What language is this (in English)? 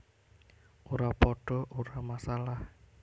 Javanese